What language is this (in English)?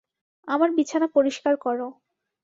Bangla